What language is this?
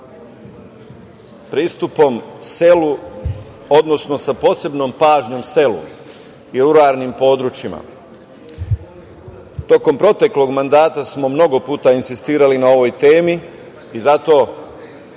Serbian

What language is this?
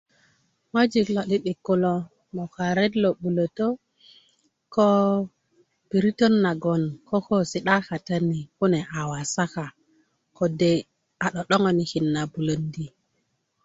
Kuku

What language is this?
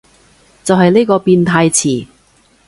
Cantonese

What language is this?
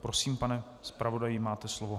Czech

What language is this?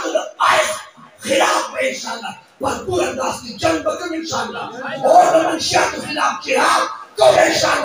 Turkish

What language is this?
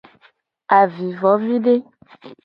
Gen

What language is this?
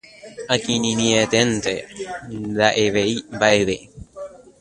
Guarani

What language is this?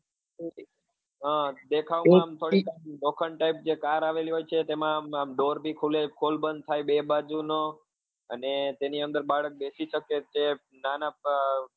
Gujarati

